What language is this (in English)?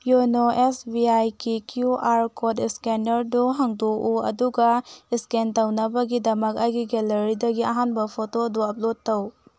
Manipuri